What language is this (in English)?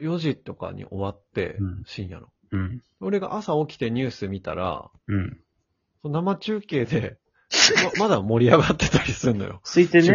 Japanese